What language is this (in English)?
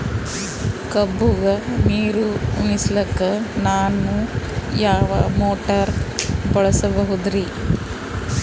Kannada